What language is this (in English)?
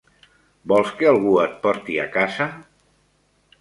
Catalan